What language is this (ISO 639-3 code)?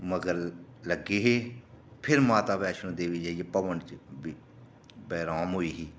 doi